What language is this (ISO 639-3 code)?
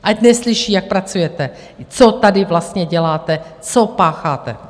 ces